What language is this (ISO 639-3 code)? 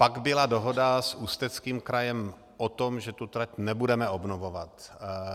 ces